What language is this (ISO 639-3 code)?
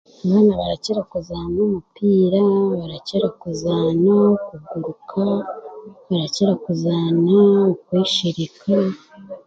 cgg